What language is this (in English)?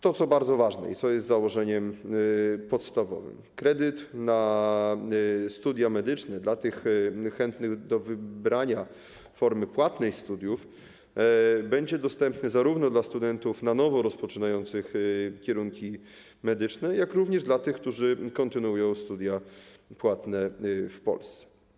Polish